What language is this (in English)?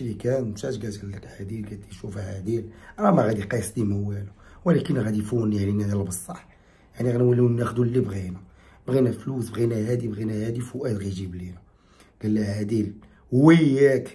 Arabic